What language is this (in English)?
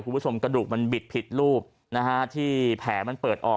Thai